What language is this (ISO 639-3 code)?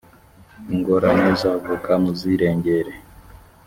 kin